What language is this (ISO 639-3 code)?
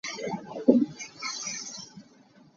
cnh